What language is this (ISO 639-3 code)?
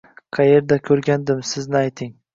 uzb